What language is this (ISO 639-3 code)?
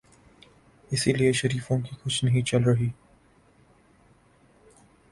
urd